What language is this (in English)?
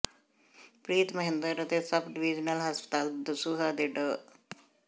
Punjabi